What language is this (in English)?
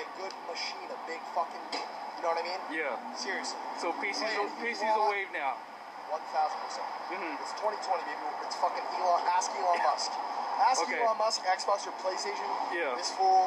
Malay